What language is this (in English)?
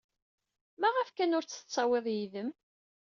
Kabyle